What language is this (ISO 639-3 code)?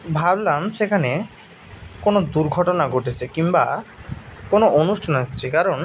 ben